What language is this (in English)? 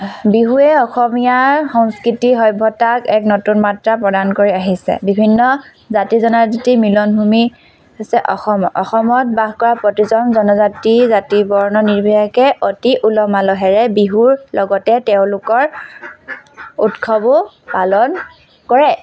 Assamese